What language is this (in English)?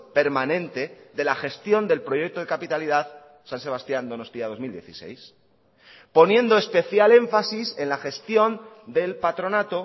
Spanish